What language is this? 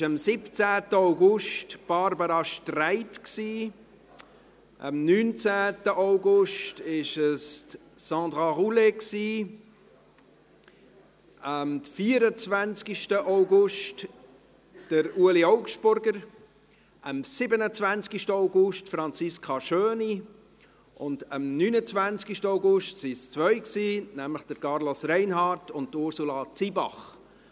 Swiss German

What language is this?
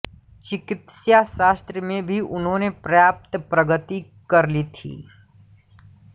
Hindi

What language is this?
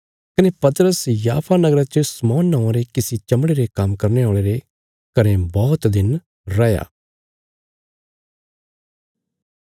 Bilaspuri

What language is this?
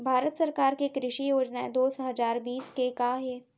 Chhattisgarhi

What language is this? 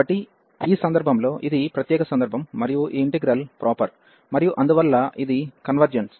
Telugu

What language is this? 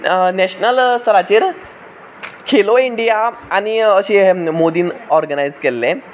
Konkani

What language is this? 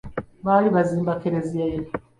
Ganda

